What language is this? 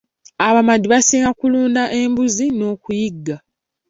Ganda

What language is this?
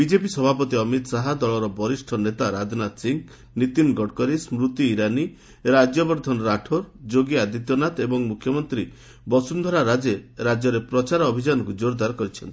Odia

